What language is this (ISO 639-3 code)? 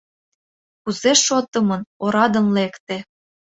chm